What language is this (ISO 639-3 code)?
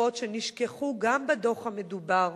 heb